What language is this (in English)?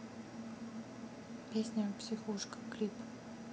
Russian